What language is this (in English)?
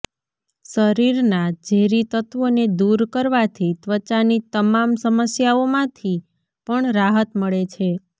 Gujarati